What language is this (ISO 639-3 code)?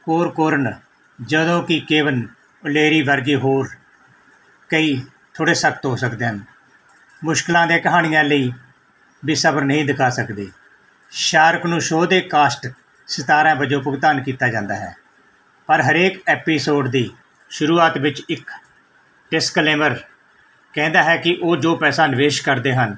pan